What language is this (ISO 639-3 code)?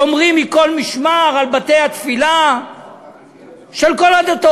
heb